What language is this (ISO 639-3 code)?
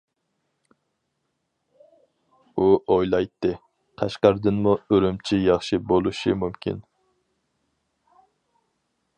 uig